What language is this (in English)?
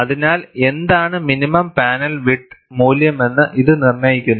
Malayalam